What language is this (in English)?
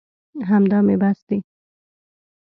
Pashto